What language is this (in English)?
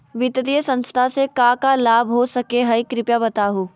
Magahi